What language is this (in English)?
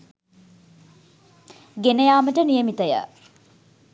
Sinhala